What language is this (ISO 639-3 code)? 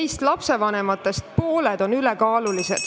est